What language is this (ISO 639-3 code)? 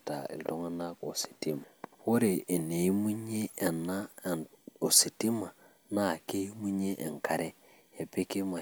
mas